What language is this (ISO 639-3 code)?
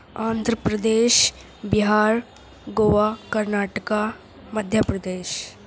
urd